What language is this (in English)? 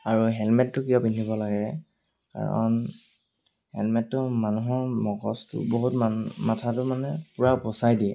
Assamese